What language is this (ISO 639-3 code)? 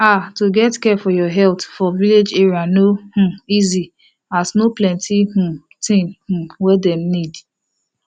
pcm